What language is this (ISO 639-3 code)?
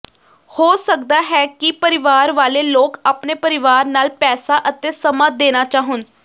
pan